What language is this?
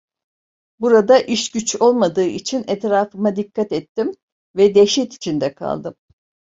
Turkish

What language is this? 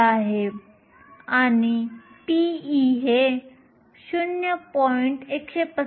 Marathi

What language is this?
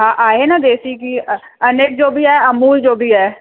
Sindhi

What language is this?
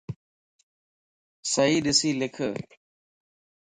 Lasi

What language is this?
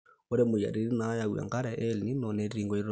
Masai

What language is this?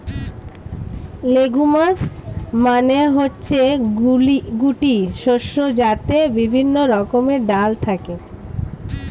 Bangla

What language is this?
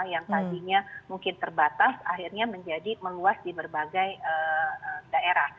Indonesian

